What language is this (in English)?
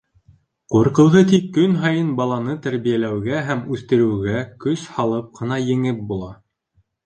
Bashkir